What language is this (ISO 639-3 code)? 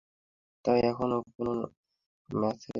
ben